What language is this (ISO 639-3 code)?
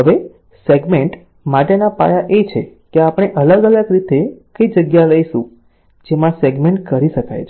guj